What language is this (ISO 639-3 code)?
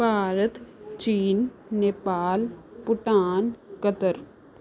pan